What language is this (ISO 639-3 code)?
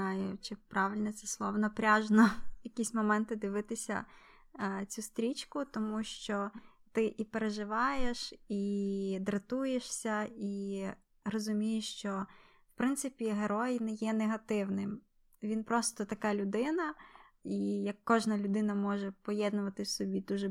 ukr